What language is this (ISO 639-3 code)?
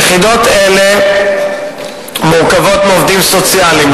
heb